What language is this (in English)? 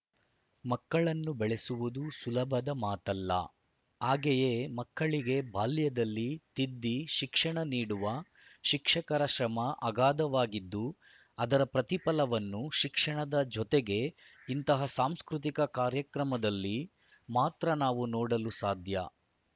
Kannada